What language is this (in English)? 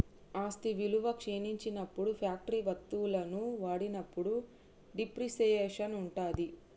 Telugu